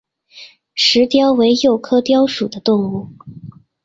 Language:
Chinese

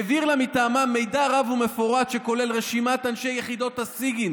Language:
Hebrew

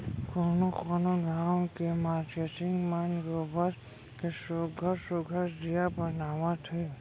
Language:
Chhattisgarhi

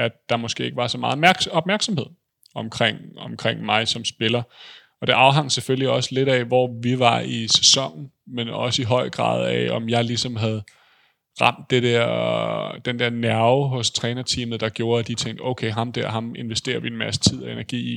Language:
Danish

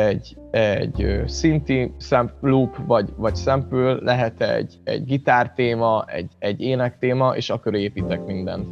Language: Hungarian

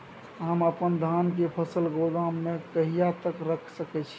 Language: Maithili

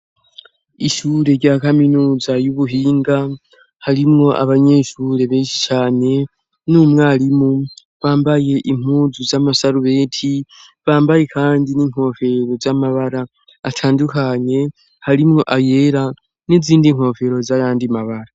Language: Rundi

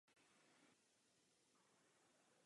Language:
Czech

